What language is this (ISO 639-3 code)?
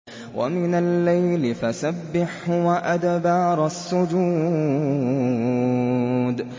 ara